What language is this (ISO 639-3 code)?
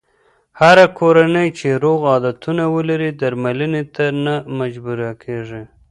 pus